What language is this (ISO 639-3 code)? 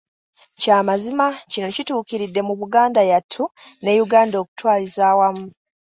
lug